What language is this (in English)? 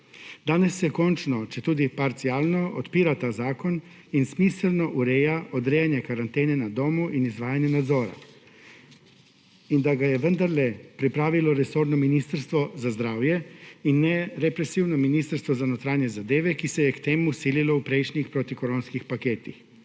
Slovenian